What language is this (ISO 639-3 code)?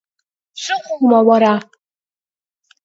abk